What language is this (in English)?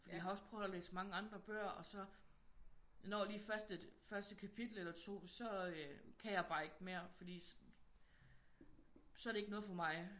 Danish